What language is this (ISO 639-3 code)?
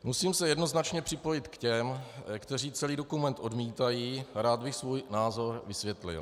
ces